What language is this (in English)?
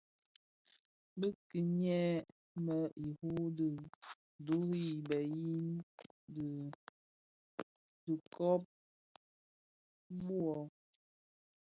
Bafia